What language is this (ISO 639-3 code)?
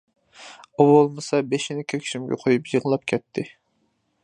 uig